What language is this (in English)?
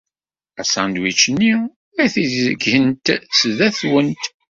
Kabyle